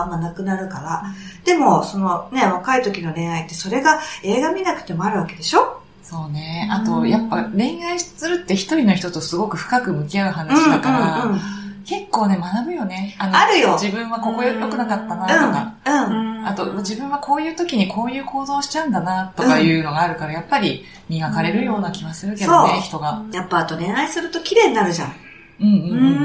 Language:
Japanese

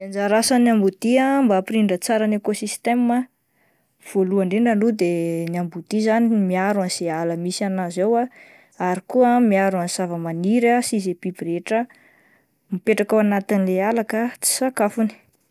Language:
Malagasy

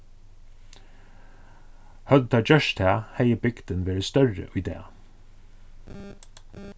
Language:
Faroese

